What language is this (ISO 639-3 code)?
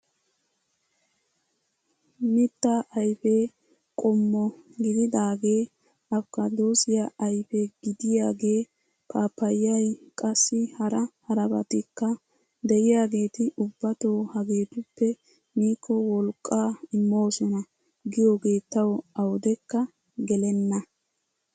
wal